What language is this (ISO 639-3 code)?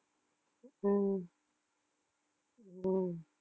tam